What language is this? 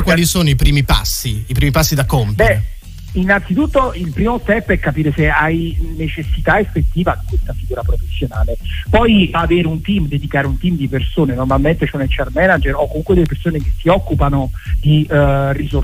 Italian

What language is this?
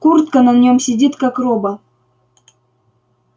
Russian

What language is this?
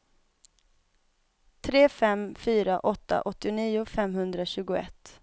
Swedish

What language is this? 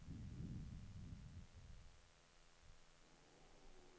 Swedish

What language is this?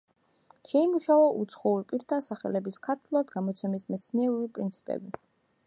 Georgian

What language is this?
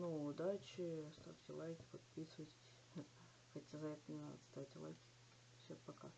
Russian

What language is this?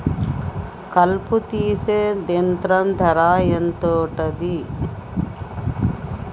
Telugu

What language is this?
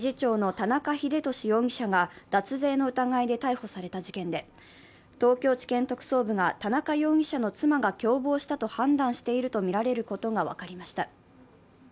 Japanese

